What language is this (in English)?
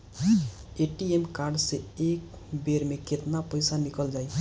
Bhojpuri